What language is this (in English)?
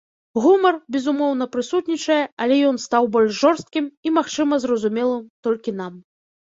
Belarusian